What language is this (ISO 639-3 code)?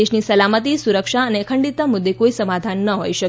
guj